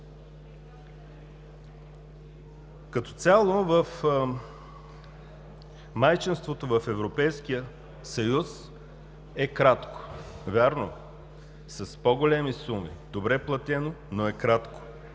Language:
Bulgarian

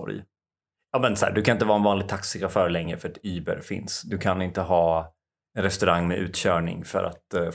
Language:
Swedish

